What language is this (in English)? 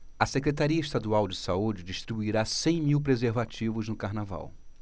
Portuguese